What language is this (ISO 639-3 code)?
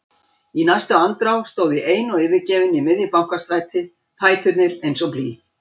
isl